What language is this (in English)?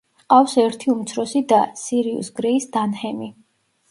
Georgian